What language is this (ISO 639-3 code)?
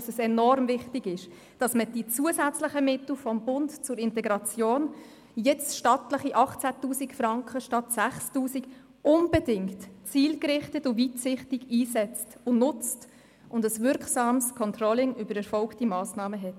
gsw